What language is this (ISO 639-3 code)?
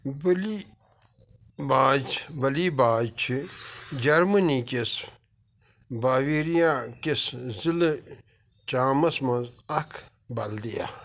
kas